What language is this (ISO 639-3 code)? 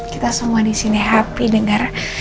ind